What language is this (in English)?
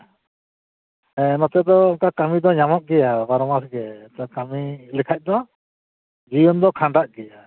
Santali